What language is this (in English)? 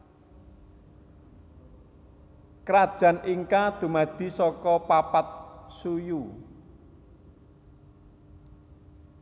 Javanese